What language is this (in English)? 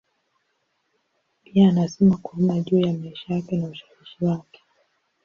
Swahili